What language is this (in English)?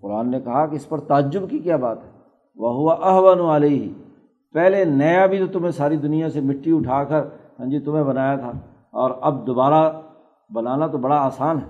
Urdu